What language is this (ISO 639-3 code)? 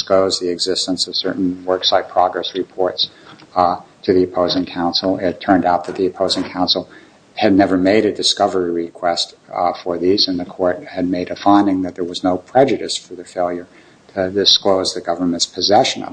eng